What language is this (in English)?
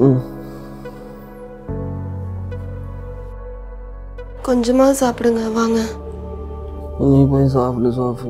English